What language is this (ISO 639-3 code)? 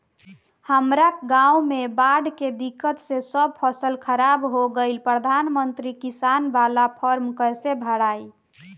bho